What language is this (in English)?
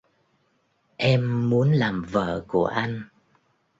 Vietnamese